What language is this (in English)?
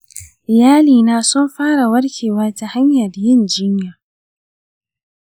Hausa